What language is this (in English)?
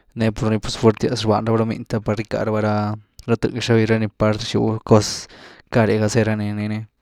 Güilá Zapotec